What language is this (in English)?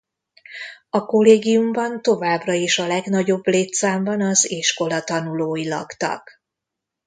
Hungarian